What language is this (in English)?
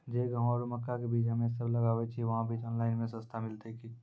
Maithili